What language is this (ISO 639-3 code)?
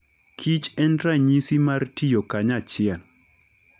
luo